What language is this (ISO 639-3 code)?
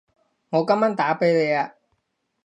yue